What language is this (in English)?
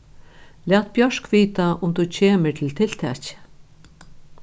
Faroese